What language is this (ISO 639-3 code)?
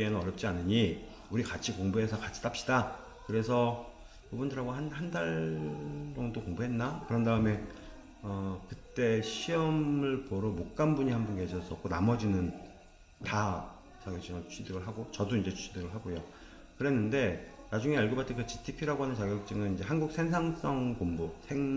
kor